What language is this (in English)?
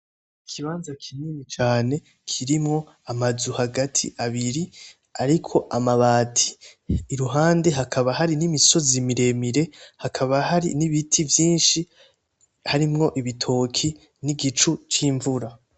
Rundi